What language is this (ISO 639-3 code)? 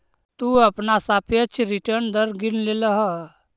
mag